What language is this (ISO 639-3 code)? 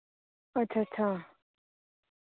doi